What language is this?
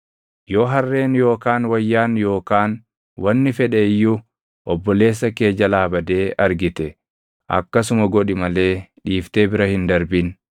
Oromo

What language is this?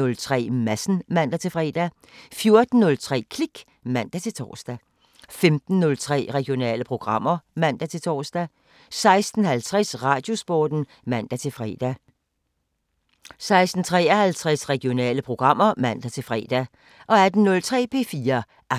Danish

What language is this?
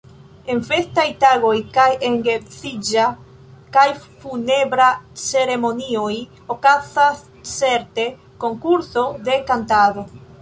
Esperanto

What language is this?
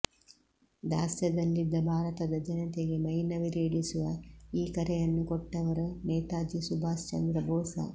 Kannada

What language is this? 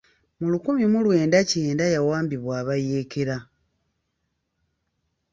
Ganda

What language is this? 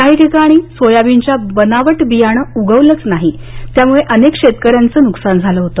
Marathi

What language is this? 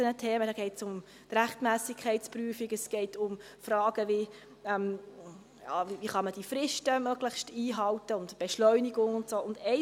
Swiss German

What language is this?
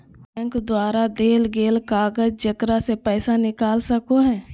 Magahi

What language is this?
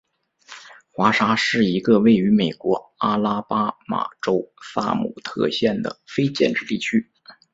Chinese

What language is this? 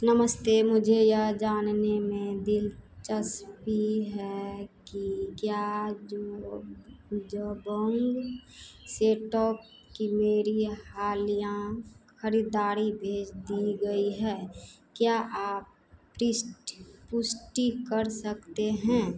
Hindi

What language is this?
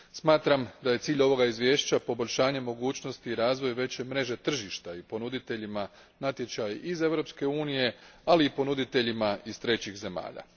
Croatian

